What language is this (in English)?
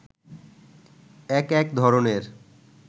Bangla